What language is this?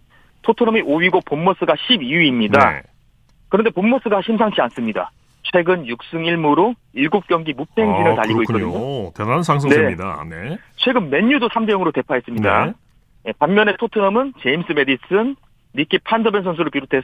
Korean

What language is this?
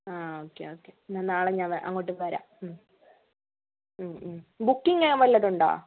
Malayalam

